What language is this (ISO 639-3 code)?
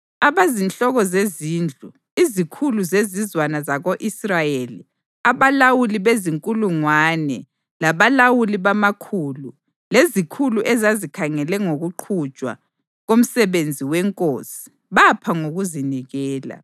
nde